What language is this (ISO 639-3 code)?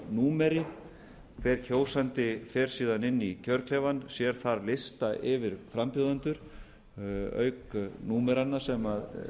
isl